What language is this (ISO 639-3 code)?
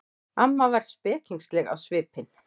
isl